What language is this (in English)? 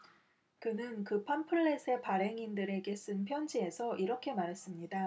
Korean